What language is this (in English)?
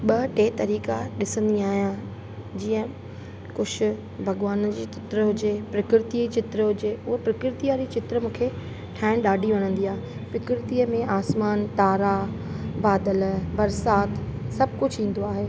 Sindhi